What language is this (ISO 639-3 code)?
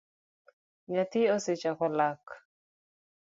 luo